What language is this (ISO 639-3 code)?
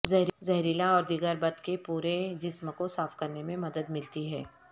urd